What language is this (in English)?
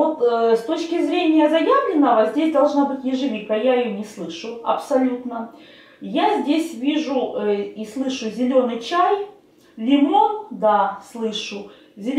Russian